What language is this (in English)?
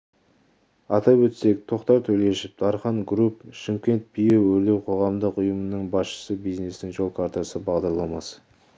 Kazakh